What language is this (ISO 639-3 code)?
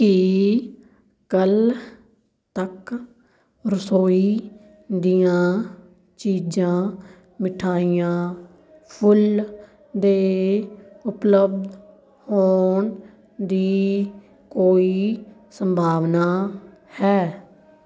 pan